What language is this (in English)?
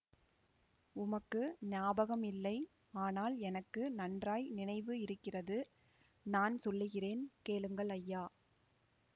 Tamil